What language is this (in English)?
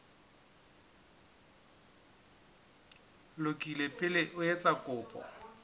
Southern Sotho